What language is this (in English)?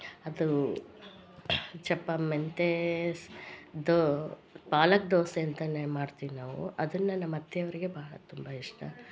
Kannada